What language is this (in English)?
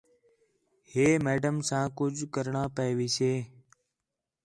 Khetrani